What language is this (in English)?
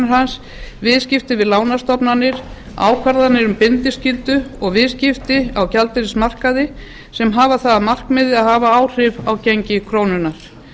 Icelandic